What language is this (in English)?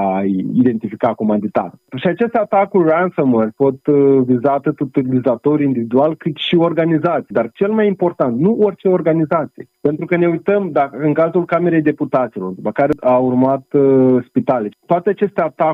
Romanian